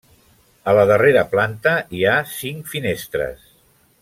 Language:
Catalan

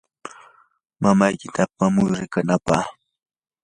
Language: Yanahuanca Pasco Quechua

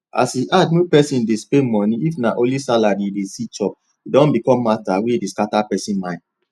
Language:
Nigerian Pidgin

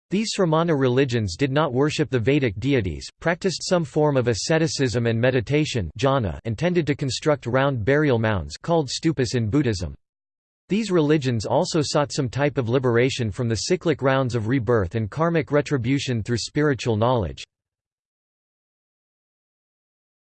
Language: English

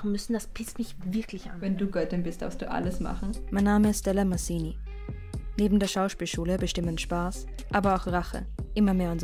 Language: German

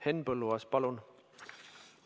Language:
Estonian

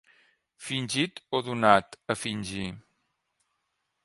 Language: Catalan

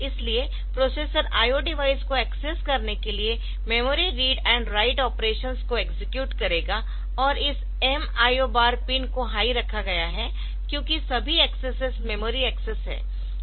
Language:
Hindi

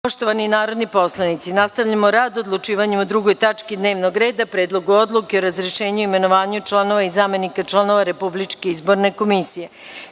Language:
Serbian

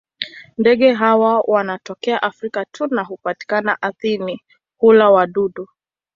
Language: Swahili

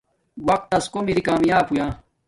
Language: Domaaki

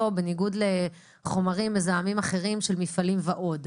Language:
Hebrew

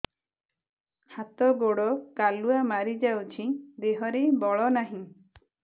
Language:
Odia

